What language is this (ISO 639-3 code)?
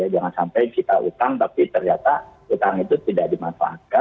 ind